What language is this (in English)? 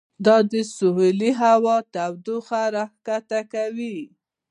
Pashto